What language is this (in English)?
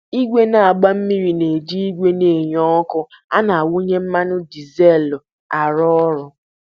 Igbo